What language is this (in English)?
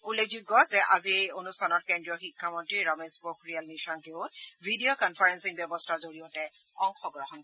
Assamese